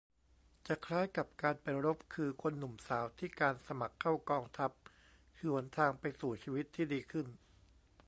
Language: Thai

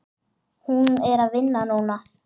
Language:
Icelandic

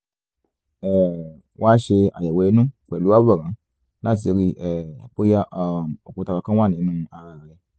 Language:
Yoruba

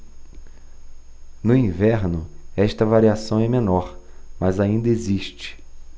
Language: Portuguese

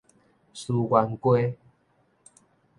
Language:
Min Nan Chinese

